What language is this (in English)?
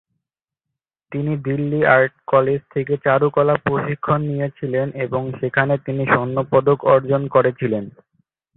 Bangla